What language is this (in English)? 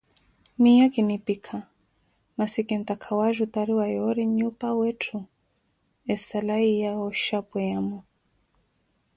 Koti